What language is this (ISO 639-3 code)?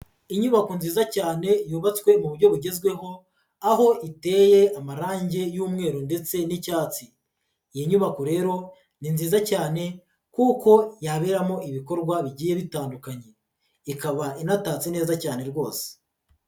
kin